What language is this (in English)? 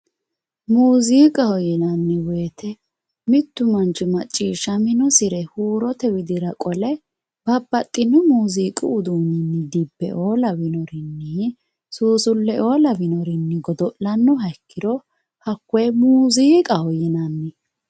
Sidamo